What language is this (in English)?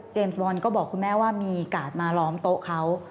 Thai